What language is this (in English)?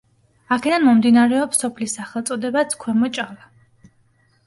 Georgian